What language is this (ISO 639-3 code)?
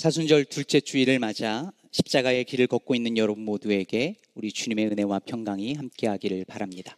kor